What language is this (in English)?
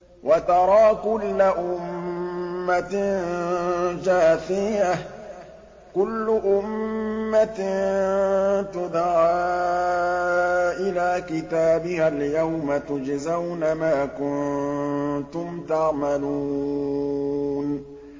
Arabic